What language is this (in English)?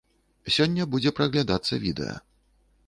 Belarusian